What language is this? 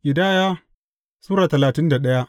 Hausa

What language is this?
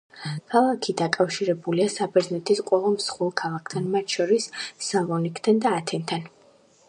Georgian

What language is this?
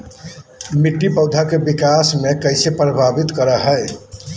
Magahi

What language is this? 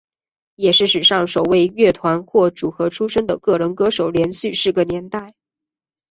Chinese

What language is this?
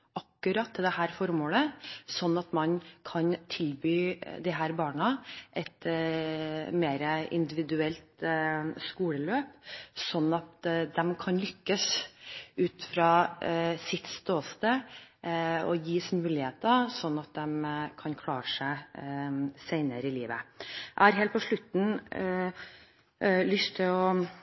Norwegian Bokmål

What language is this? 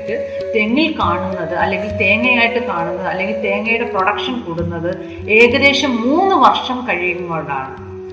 Malayalam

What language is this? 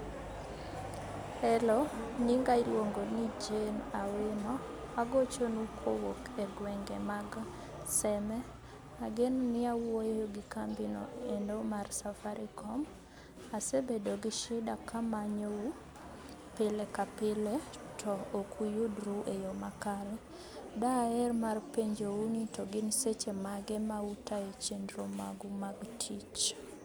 Luo (Kenya and Tanzania)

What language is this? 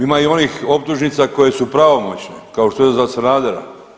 Croatian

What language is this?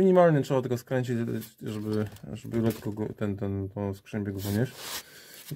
Polish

